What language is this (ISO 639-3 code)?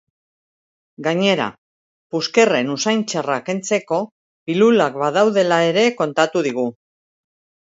eus